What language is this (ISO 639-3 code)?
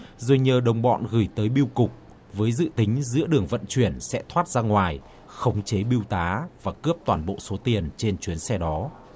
vie